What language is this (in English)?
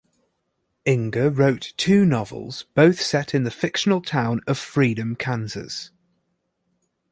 English